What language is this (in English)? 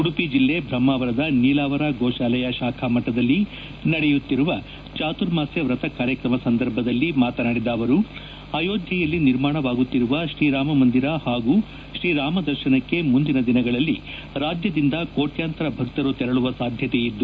Kannada